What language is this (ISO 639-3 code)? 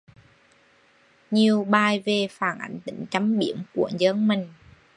vie